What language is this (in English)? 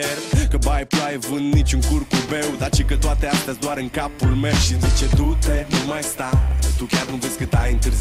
Romanian